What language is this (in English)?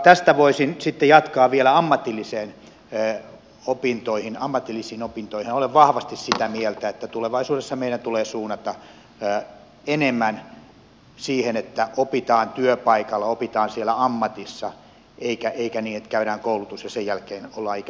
Finnish